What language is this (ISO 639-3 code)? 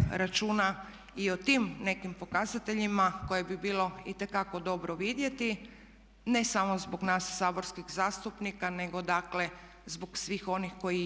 hrv